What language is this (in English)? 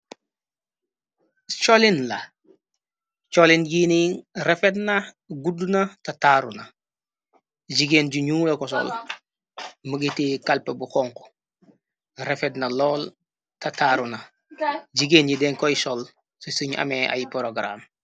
Wolof